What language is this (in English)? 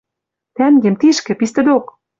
Western Mari